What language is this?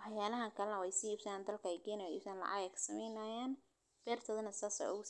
Somali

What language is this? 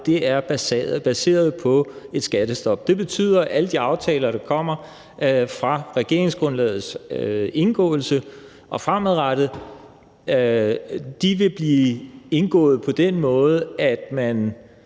Danish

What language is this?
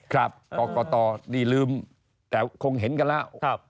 Thai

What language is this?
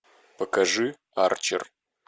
Russian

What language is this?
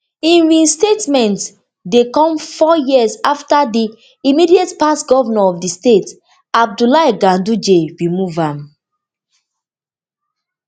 Nigerian Pidgin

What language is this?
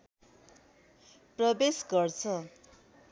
Nepali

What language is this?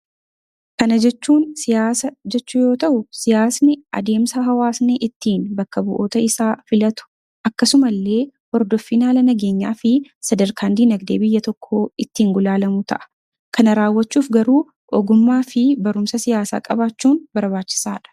Oromo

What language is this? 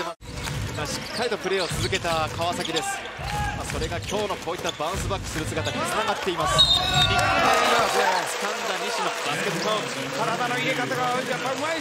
Japanese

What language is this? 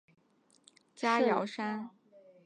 Chinese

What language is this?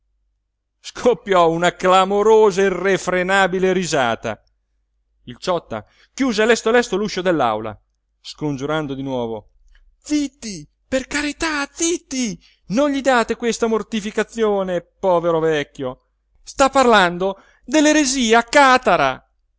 Italian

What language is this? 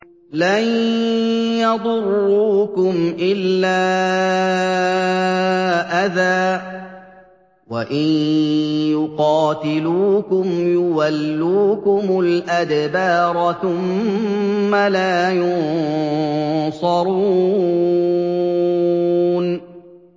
Arabic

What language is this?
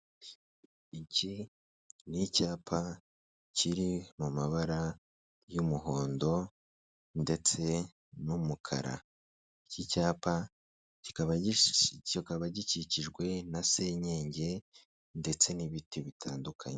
Kinyarwanda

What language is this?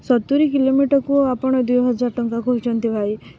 Odia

